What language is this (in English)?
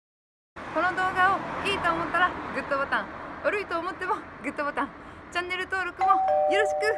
Japanese